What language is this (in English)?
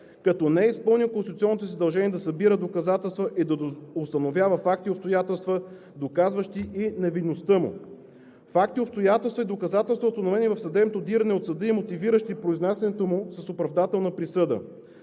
Bulgarian